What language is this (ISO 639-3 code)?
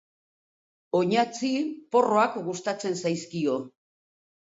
eus